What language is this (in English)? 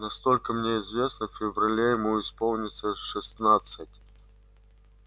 Russian